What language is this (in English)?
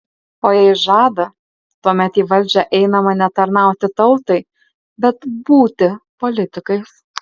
Lithuanian